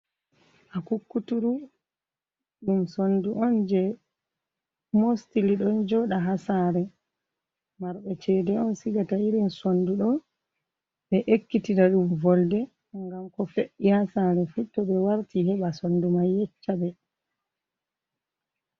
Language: Fula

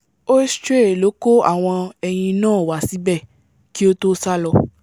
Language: Yoruba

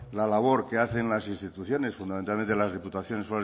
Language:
Spanish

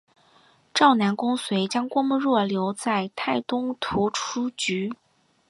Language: Chinese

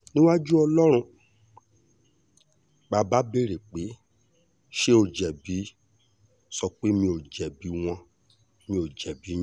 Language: Yoruba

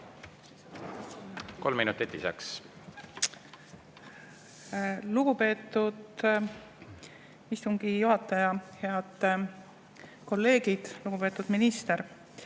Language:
Estonian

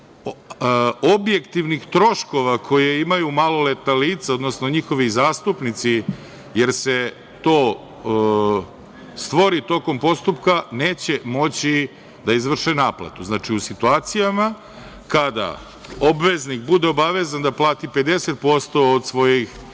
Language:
Serbian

